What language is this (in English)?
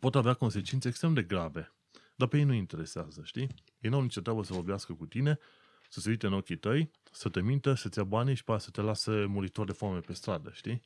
Romanian